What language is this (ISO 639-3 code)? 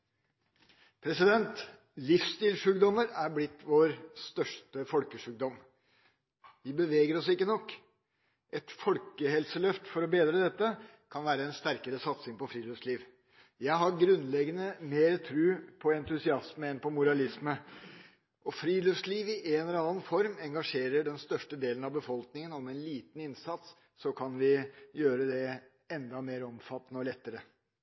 nor